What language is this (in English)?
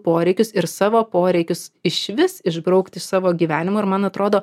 Lithuanian